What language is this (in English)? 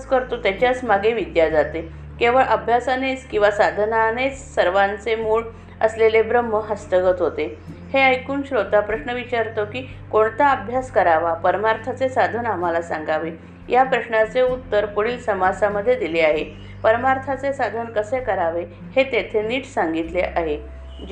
Marathi